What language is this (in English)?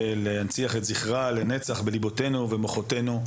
Hebrew